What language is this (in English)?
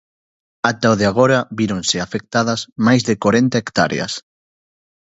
Galician